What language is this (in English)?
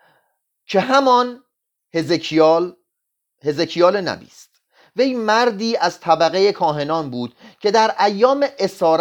Persian